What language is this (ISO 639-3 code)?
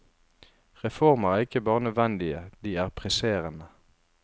nor